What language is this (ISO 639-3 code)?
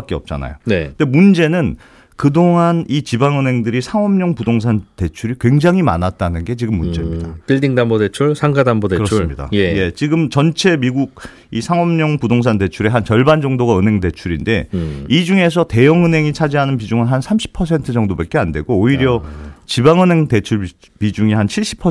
kor